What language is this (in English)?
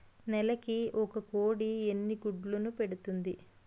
Telugu